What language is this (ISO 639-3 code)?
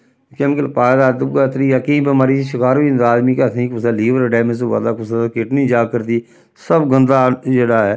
doi